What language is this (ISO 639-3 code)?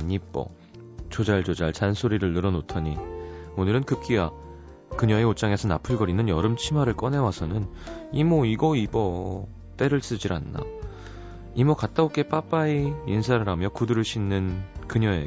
kor